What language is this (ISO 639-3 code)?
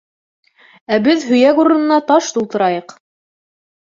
bak